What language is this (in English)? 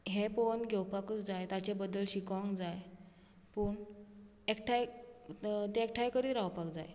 Konkani